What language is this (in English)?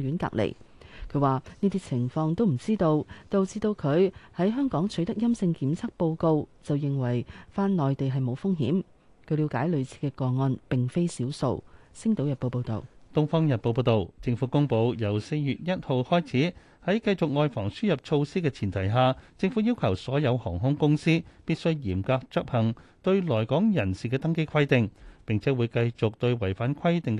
Chinese